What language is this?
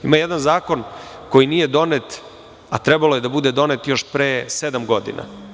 Serbian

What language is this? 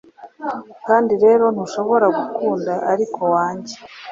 Kinyarwanda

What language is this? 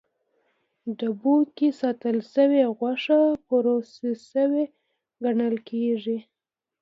Pashto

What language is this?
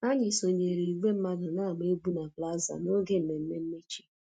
Igbo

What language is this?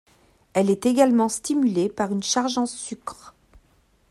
French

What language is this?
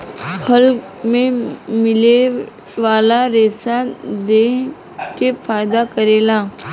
Bhojpuri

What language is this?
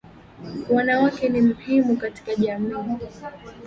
Swahili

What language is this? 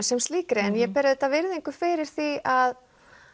Icelandic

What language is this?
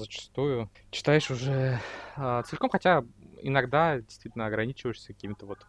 Russian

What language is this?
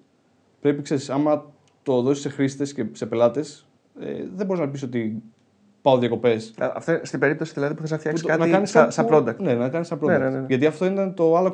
Greek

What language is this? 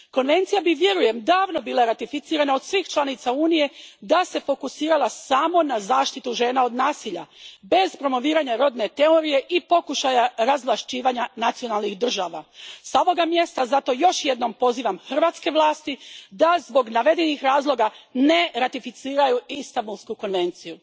Croatian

